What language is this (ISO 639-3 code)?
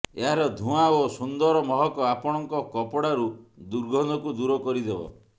ori